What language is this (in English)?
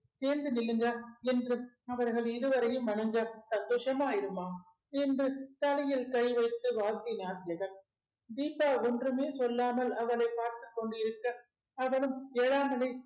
Tamil